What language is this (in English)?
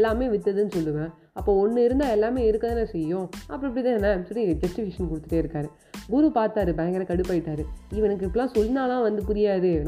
Tamil